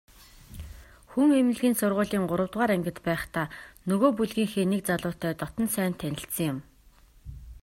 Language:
Mongolian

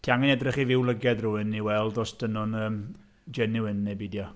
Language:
Welsh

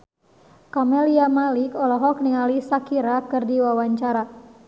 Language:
Sundanese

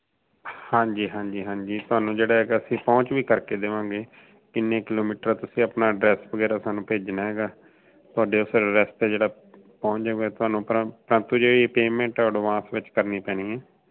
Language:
Punjabi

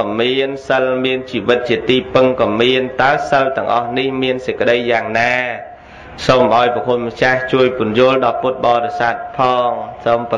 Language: Vietnamese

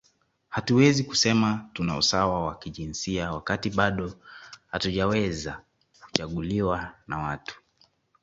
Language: Swahili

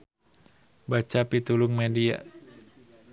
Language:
Sundanese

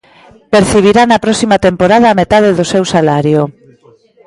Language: Galician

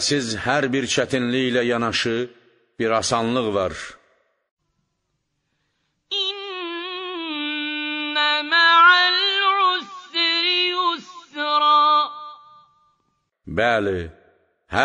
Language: Turkish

